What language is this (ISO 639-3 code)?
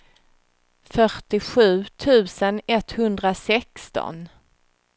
swe